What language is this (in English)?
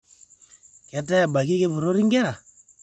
Masai